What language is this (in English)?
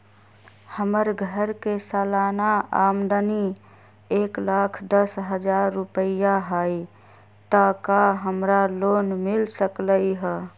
Magahi